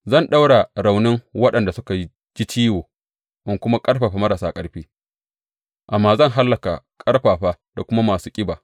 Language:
Hausa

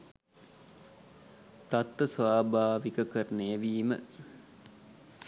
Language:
Sinhala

